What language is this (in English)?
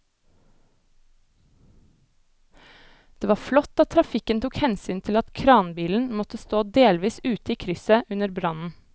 Norwegian